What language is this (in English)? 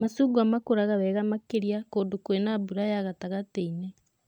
Kikuyu